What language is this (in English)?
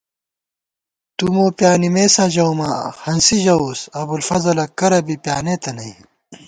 Gawar-Bati